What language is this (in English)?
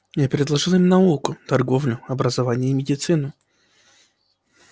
Russian